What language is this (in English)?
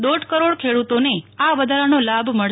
Gujarati